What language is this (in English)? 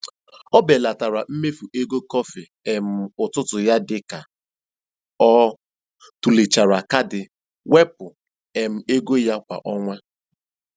Igbo